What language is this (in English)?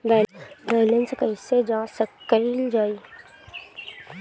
Bhojpuri